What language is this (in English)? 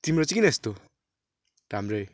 Nepali